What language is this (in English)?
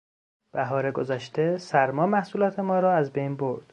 Persian